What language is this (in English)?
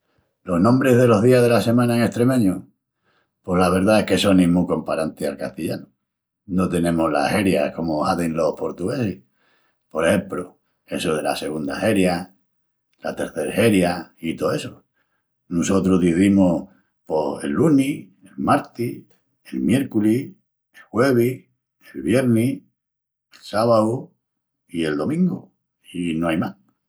Extremaduran